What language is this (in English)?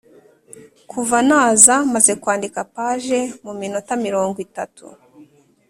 Kinyarwanda